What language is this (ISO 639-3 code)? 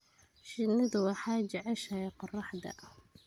som